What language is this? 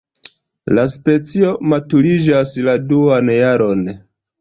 Esperanto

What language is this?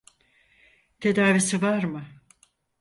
Turkish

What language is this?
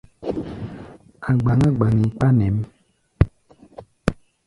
Gbaya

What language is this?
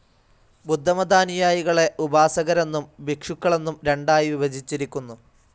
Malayalam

